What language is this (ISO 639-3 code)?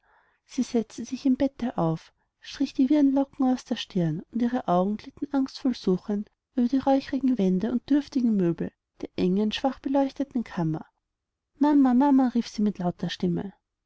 deu